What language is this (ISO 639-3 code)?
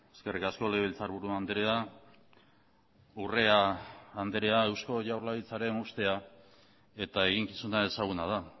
eus